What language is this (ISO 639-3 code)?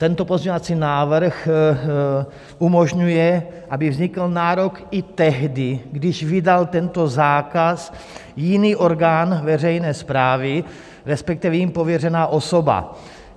ces